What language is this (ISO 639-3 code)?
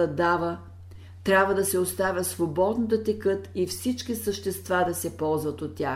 bul